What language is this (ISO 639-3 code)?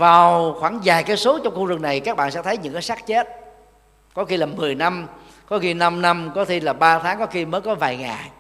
vie